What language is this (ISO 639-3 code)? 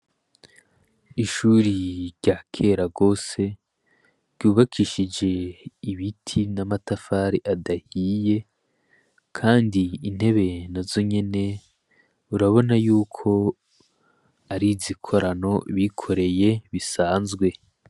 run